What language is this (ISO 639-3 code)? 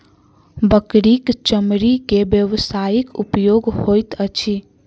mai